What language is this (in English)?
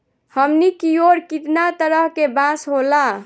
Bhojpuri